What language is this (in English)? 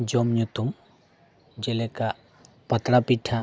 Santali